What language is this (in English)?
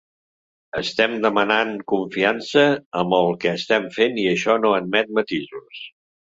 Catalan